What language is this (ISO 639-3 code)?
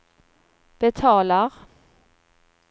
swe